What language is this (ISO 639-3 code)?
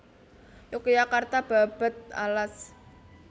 jav